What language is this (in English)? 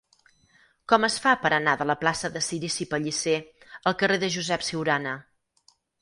Catalan